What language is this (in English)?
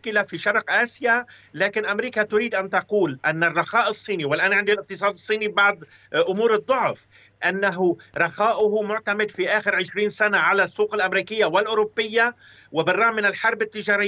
Arabic